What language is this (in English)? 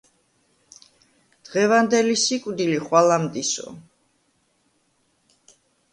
Georgian